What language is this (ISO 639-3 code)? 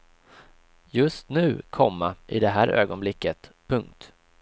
swe